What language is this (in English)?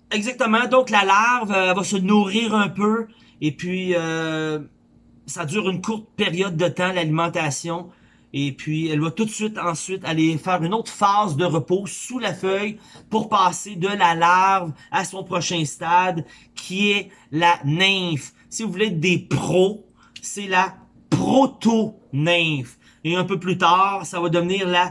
French